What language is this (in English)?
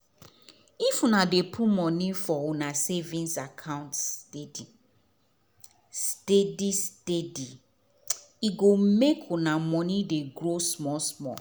Nigerian Pidgin